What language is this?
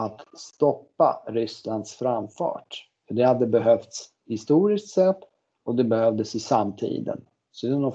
Swedish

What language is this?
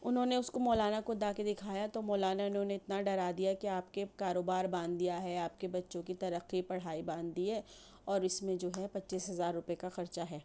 Urdu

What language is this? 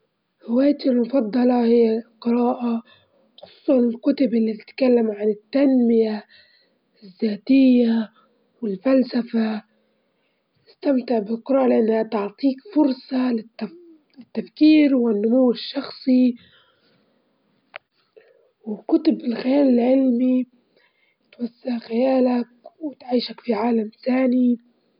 Libyan Arabic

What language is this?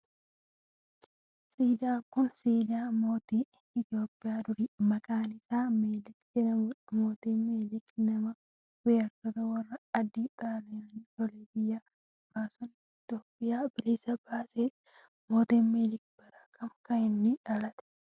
Oromo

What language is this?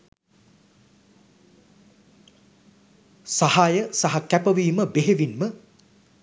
Sinhala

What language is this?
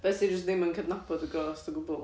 Welsh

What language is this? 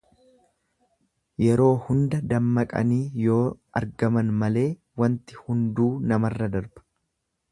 Oromo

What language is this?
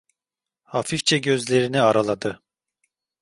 Turkish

